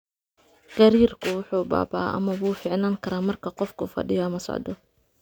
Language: Somali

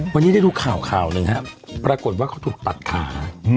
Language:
Thai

